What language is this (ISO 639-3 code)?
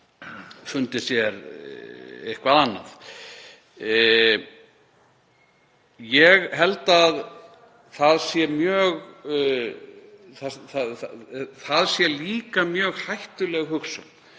isl